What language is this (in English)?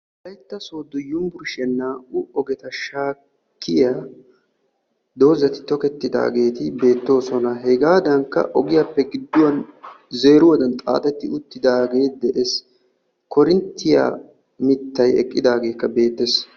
Wolaytta